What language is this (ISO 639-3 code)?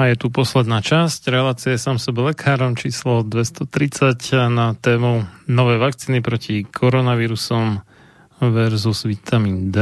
slk